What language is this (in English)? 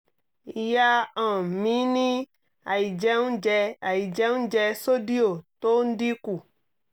Yoruba